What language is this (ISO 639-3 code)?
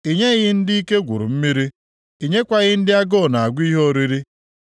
ibo